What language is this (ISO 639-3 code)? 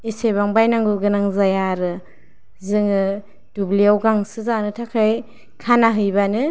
brx